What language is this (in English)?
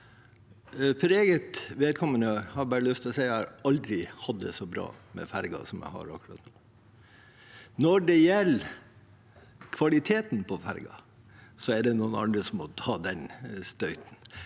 Norwegian